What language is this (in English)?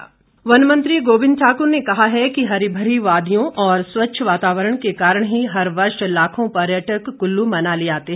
Hindi